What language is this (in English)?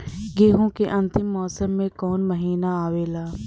Bhojpuri